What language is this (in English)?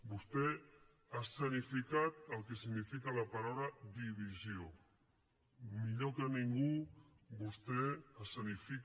Catalan